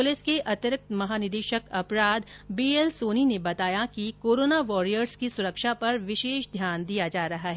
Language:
Hindi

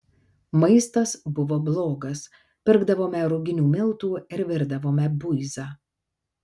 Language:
Lithuanian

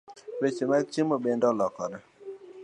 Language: Luo (Kenya and Tanzania)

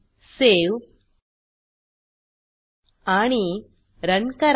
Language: Marathi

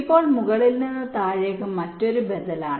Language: Malayalam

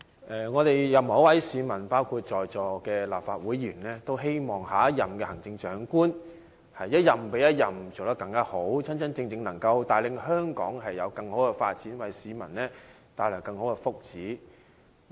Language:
Cantonese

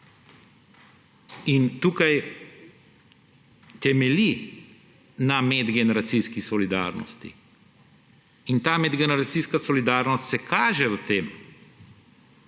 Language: Slovenian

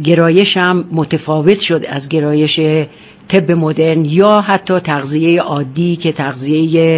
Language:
Persian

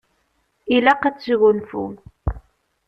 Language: Kabyle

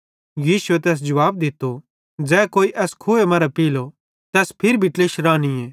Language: Bhadrawahi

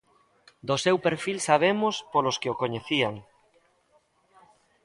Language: Galician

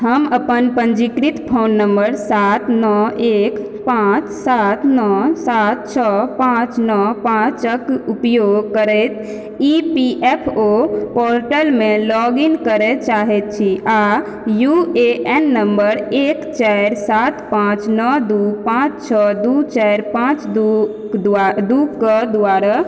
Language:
Maithili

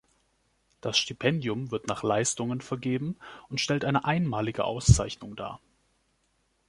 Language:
German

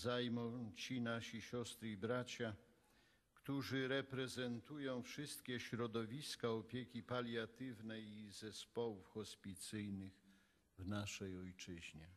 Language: Polish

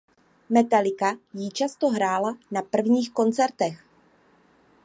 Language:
Czech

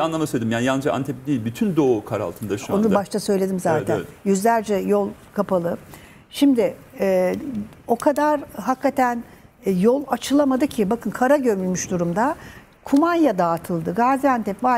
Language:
Turkish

